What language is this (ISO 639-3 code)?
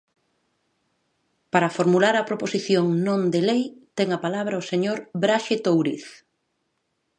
glg